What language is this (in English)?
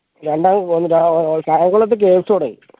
Malayalam